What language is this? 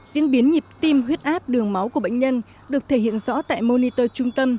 Vietnamese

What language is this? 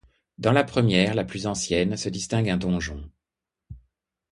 French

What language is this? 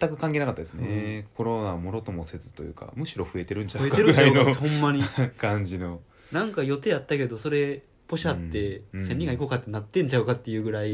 Japanese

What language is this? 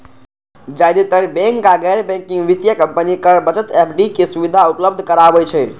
Maithili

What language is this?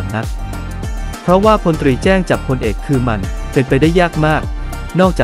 Thai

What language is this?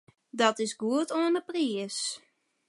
Western Frisian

